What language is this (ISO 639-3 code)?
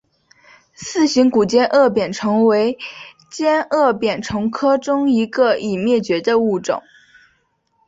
zho